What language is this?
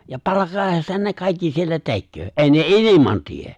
Finnish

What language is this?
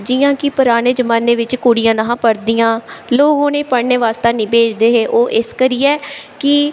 Dogri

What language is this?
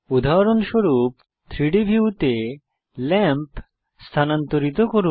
Bangla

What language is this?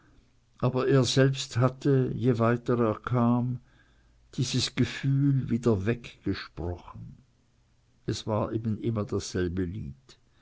German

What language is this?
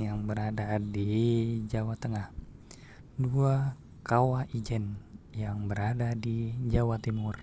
Indonesian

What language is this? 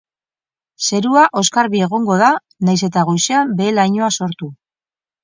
Basque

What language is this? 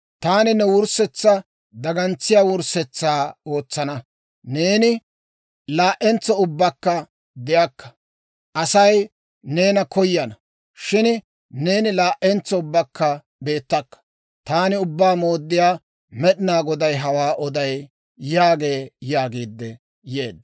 Dawro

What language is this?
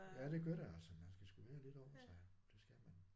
Danish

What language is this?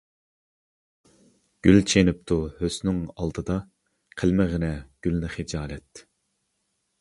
Uyghur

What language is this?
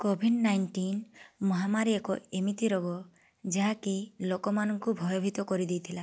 Odia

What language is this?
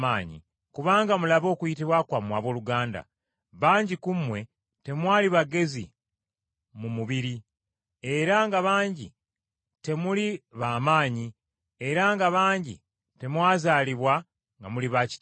Ganda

